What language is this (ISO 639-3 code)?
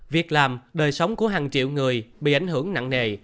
vie